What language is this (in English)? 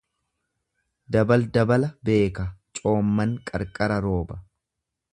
Oromo